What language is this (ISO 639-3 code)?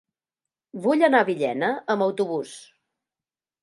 cat